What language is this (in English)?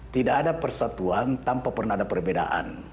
Indonesian